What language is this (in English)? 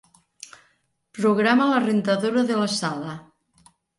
Catalan